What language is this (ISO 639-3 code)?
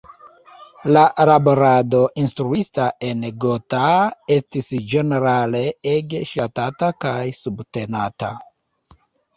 epo